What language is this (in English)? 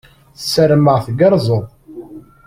Kabyle